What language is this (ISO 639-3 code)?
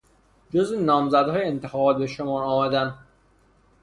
fas